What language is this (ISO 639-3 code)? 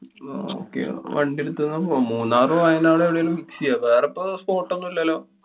mal